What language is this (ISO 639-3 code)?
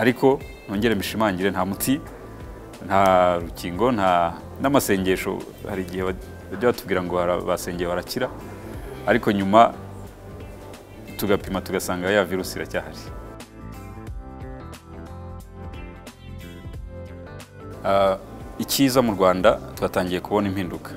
rus